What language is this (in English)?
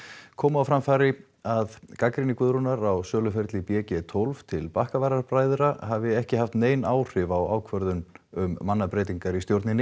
Icelandic